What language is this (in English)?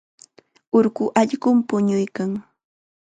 Chiquián Ancash Quechua